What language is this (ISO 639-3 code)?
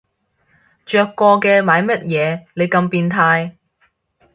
yue